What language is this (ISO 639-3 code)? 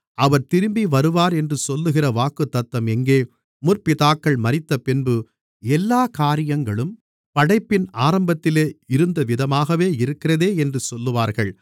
tam